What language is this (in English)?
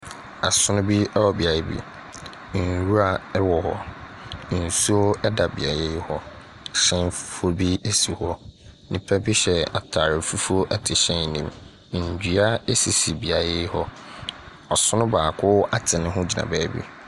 Akan